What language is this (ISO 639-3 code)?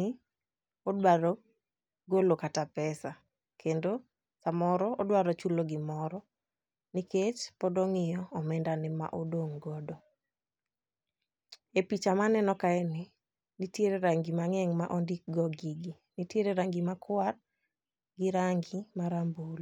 luo